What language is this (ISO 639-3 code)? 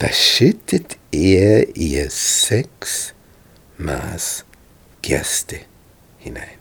deu